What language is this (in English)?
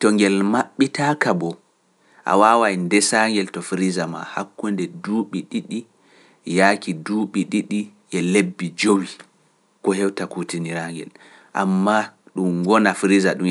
Pular